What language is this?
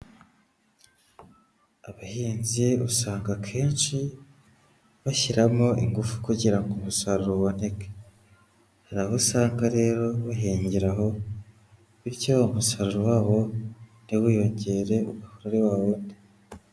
Kinyarwanda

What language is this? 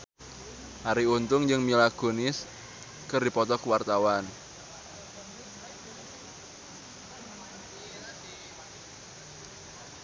Sundanese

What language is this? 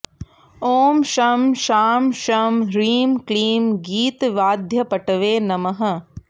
Sanskrit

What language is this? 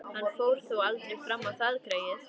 Icelandic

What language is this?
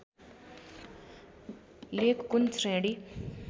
Nepali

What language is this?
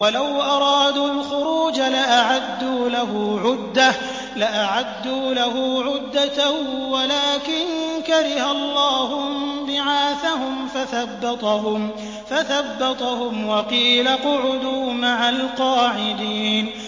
Arabic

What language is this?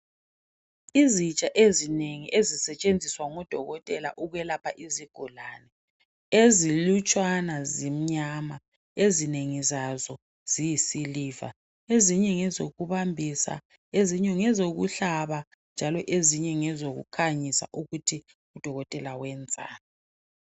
North Ndebele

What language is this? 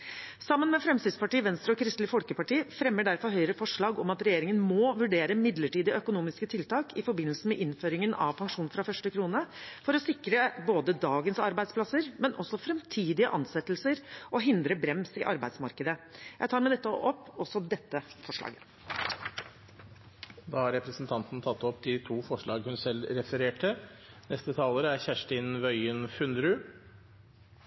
Norwegian Bokmål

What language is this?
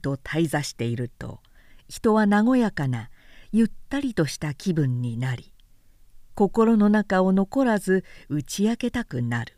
Japanese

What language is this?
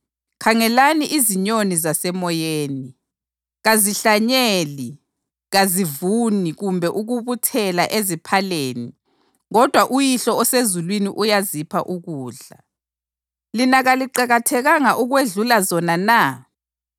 North Ndebele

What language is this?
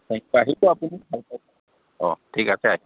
Assamese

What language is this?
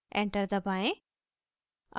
Hindi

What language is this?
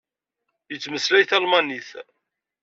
Kabyle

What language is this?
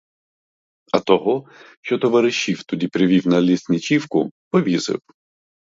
Ukrainian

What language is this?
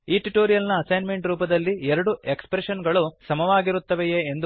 Kannada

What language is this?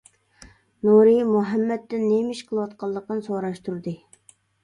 Uyghur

